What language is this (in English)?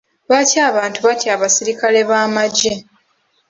Ganda